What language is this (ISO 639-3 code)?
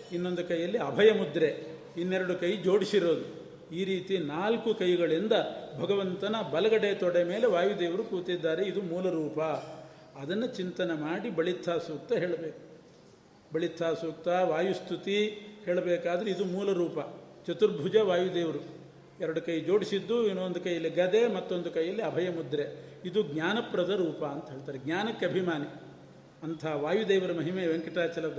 kan